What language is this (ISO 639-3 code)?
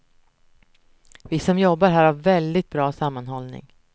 swe